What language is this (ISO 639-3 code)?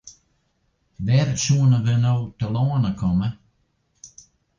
fry